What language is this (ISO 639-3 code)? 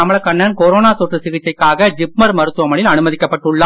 tam